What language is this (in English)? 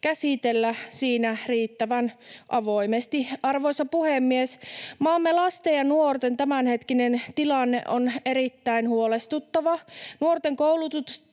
Finnish